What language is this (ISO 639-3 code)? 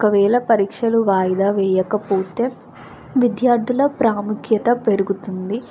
tel